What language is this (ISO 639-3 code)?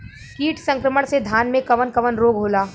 bho